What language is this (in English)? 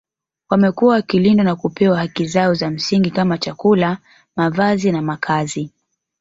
Swahili